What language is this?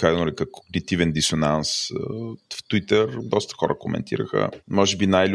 Bulgarian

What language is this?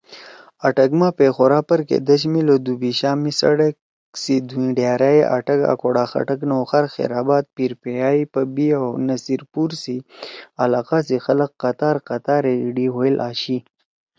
Torwali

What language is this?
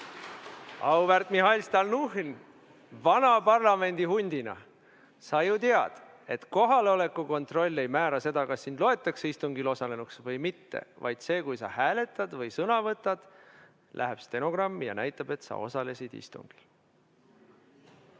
Estonian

